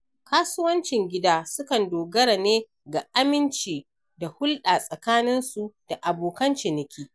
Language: Hausa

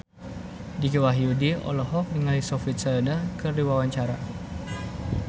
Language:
Sundanese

